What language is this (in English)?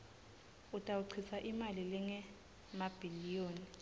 Swati